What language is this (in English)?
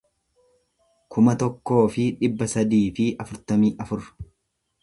Oromo